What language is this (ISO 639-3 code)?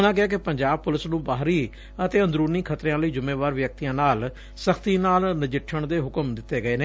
pan